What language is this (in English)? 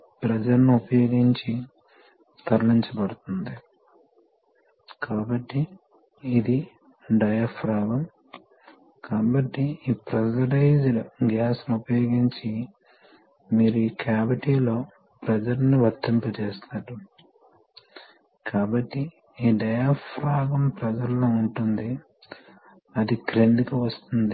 Telugu